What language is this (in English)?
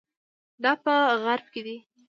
Pashto